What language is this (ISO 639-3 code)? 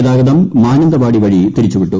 mal